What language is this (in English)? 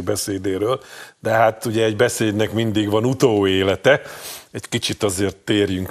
Hungarian